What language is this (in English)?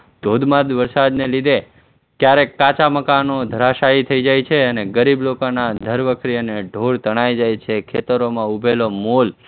Gujarati